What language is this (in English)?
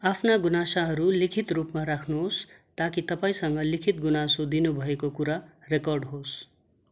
Nepali